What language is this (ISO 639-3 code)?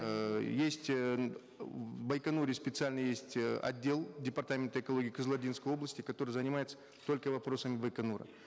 kaz